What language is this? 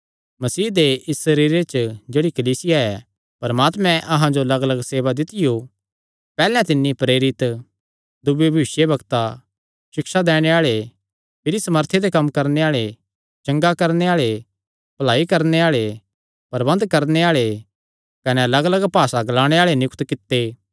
Kangri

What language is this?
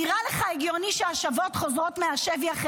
Hebrew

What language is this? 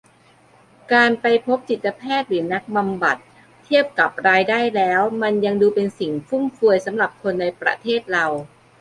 Thai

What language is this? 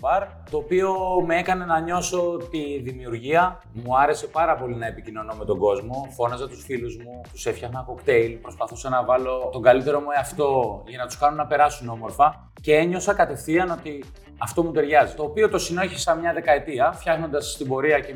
Greek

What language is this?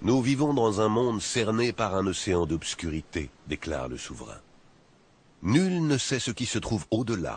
French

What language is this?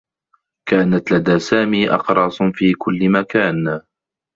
Arabic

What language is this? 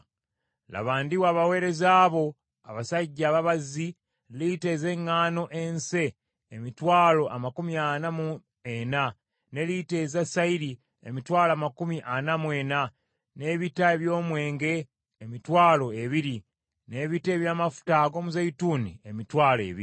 Ganda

